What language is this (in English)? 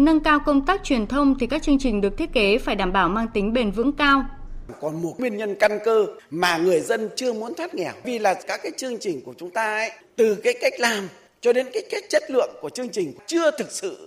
Vietnamese